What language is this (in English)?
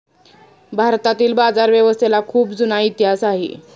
Marathi